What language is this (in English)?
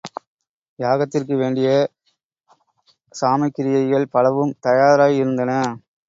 Tamil